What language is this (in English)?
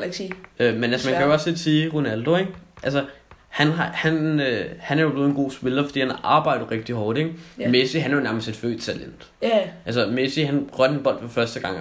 Danish